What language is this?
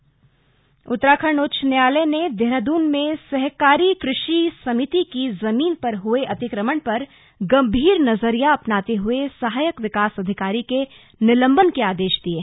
Hindi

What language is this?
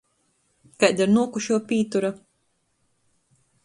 Latgalian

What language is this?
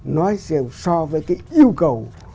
Vietnamese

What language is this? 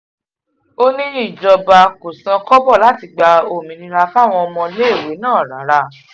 Yoruba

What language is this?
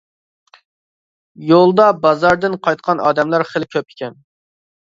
Uyghur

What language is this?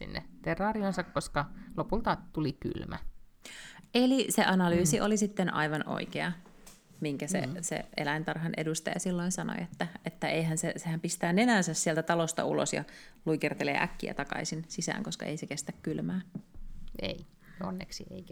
Finnish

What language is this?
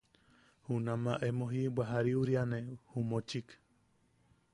Yaqui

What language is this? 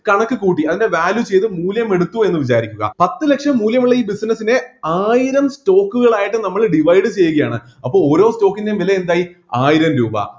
Malayalam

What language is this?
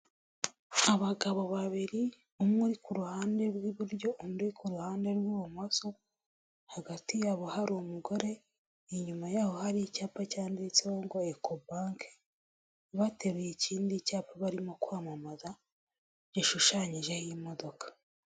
Kinyarwanda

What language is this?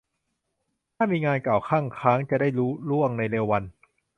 Thai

